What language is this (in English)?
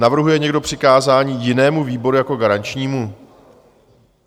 Czech